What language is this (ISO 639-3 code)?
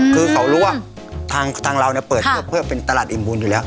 tha